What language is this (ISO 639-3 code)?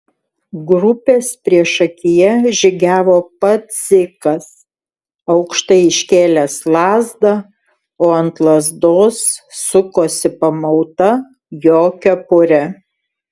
lit